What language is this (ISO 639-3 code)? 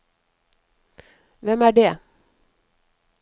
nor